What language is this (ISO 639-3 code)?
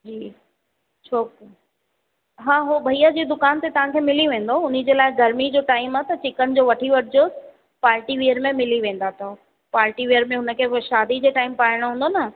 snd